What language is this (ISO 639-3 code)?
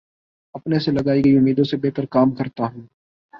urd